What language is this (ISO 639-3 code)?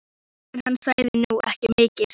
isl